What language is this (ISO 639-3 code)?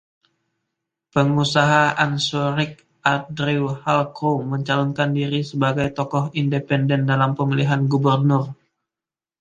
ind